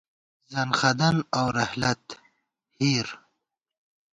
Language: Gawar-Bati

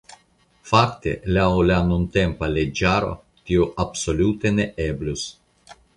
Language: Esperanto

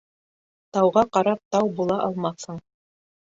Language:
Bashkir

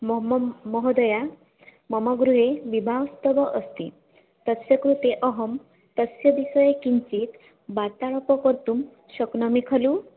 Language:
Sanskrit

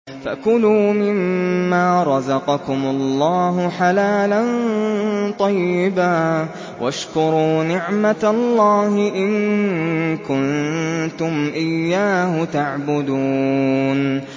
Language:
Arabic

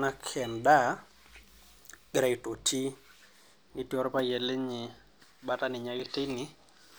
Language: Masai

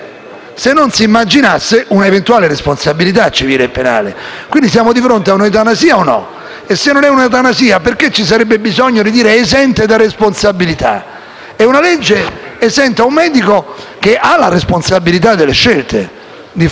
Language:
Italian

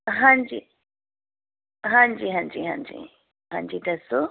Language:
Punjabi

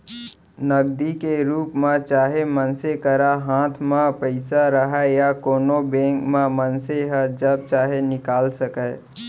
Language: Chhattisgarhi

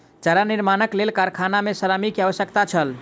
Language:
Maithili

